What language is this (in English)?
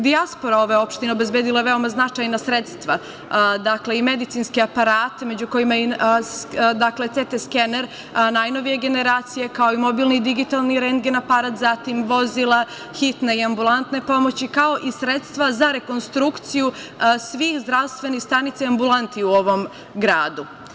Serbian